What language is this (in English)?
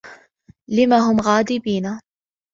Arabic